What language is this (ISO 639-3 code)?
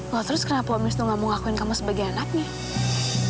ind